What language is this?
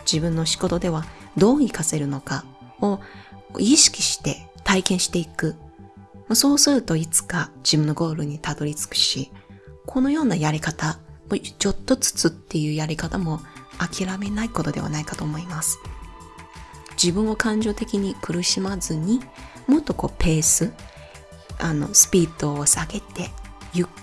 Japanese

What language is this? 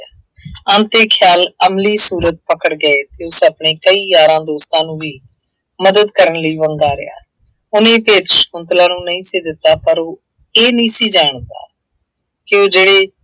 Punjabi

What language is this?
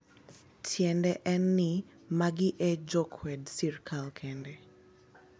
Luo (Kenya and Tanzania)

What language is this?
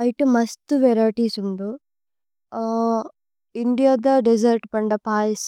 Tulu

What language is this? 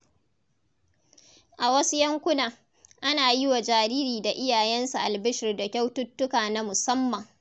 Hausa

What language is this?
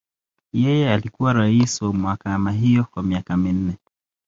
Swahili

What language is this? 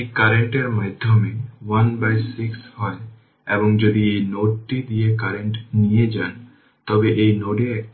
Bangla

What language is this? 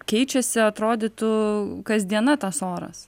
Lithuanian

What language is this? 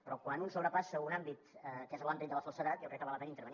Catalan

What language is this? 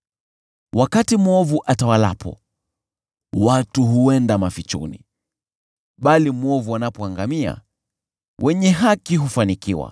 Swahili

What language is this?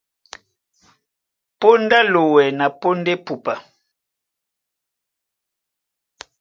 Duala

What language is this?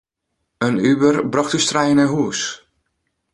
Western Frisian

